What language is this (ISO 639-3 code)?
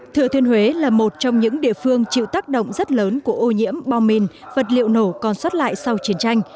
vie